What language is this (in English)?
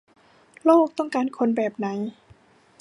Thai